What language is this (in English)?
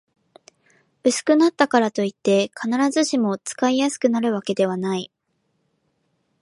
Japanese